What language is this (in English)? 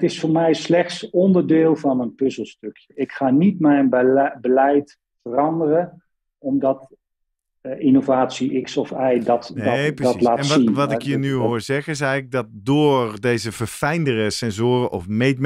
Dutch